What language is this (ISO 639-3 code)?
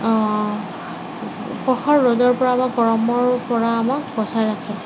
asm